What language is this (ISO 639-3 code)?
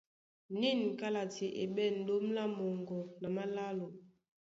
dua